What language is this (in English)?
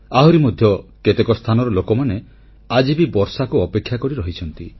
Odia